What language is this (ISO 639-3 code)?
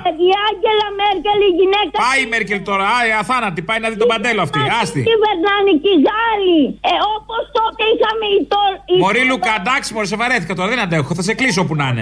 ell